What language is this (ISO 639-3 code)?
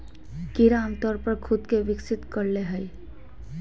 mag